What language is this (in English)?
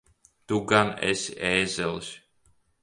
Latvian